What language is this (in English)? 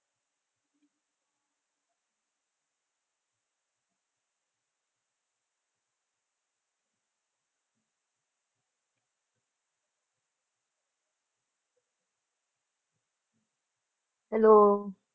Punjabi